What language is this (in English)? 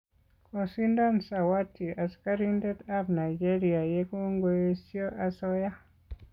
Kalenjin